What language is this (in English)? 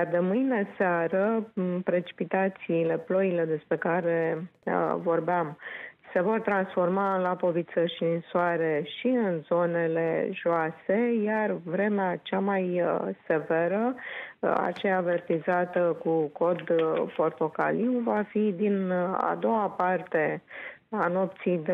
Romanian